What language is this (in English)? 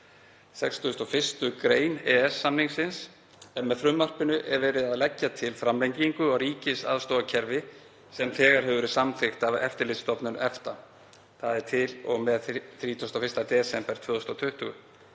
Icelandic